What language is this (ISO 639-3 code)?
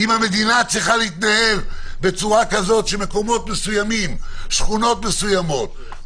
heb